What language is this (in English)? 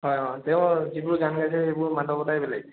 Assamese